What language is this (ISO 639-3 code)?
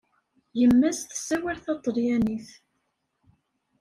kab